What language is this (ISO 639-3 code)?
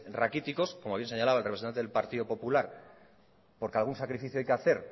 spa